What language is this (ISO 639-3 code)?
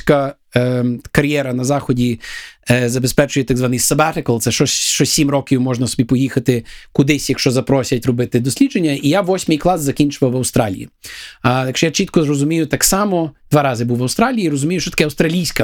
ukr